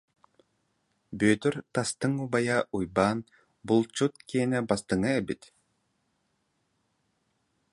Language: Yakut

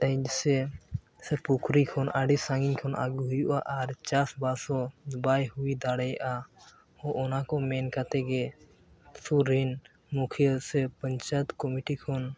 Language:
Santali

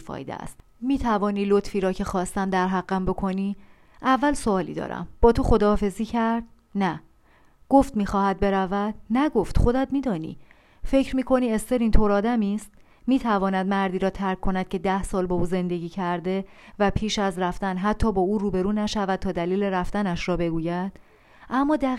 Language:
Persian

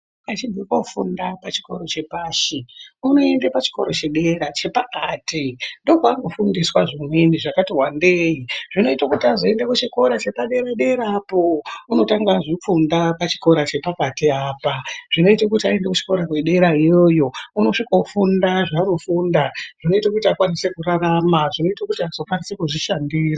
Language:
Ndau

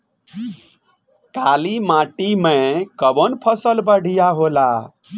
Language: Bhojpuri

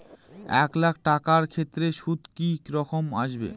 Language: Bangla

